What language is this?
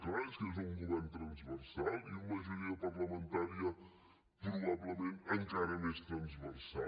Catalan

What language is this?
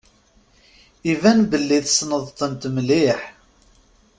Kabyle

